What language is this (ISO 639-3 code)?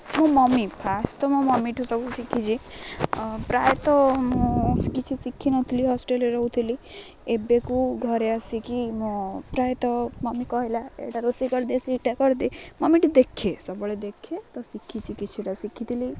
ori